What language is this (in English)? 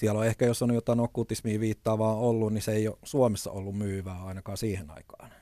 Finnish